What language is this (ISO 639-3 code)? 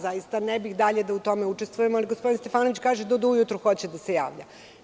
srp